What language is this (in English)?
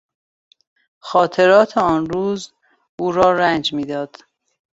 Persian